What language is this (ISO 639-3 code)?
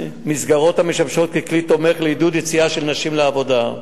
heb